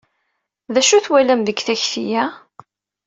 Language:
Kabyle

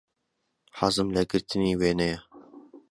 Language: Central Kurdish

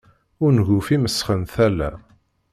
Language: Kabyle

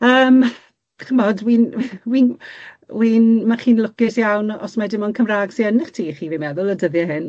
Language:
Welsh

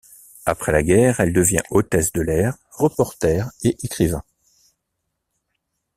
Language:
French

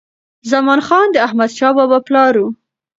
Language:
Pashto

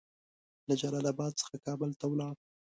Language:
Pashto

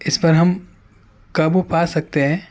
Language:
Urdu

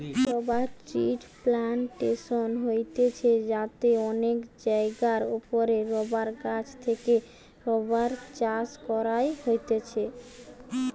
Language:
Bangla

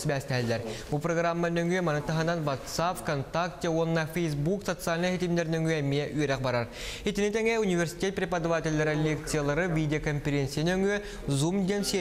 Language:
Russian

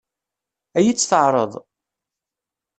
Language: Kabyle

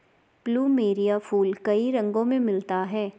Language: Hindi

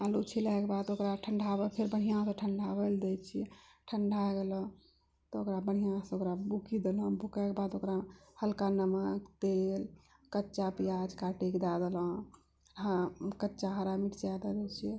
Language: Maithili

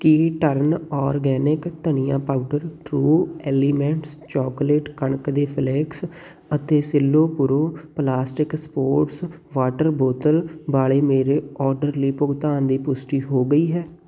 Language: Punjabi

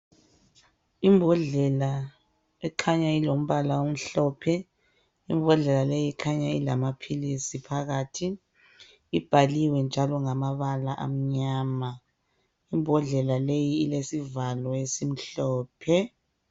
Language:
North Ndebele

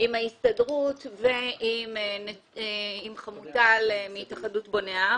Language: Hebrew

